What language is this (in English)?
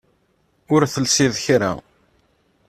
Kabyle